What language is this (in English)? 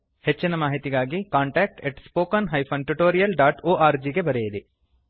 Kannada